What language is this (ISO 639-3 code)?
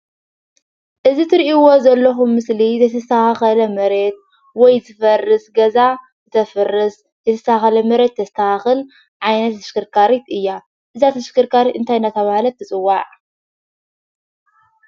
tir